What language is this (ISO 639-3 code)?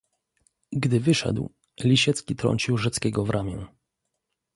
pol